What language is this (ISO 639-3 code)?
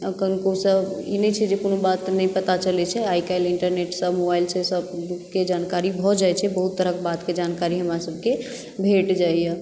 mai